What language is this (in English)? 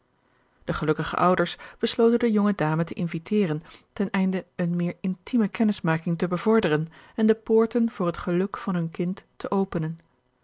Dutch